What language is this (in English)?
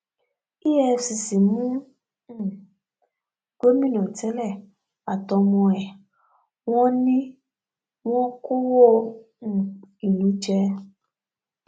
Yoruba